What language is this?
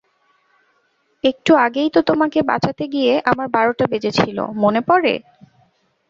Bangla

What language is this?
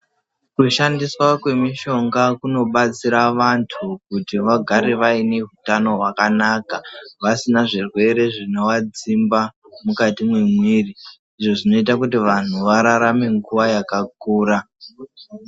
Ndau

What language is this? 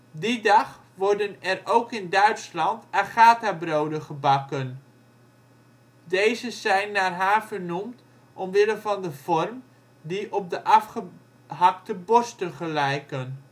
Dutch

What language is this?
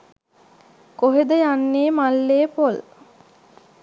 Sinhala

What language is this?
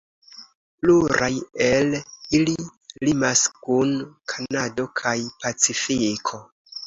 Esperanto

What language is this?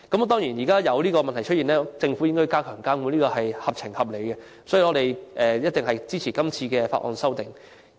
Cantonese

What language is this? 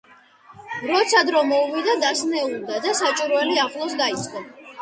Georgian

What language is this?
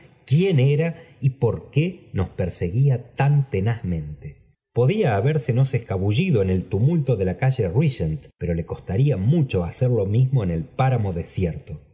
Spanish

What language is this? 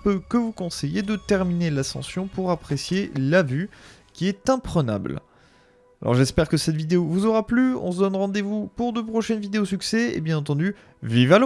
French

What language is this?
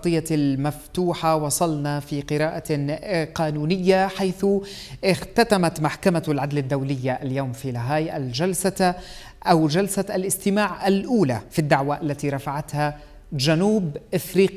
Arabic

